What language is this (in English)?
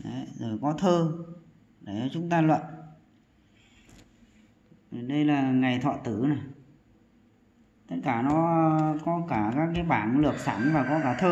Vietnamese